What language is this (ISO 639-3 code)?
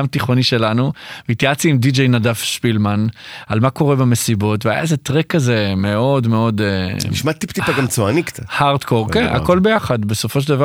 heb